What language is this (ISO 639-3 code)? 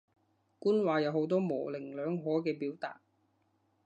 yue